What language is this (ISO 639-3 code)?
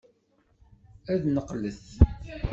kab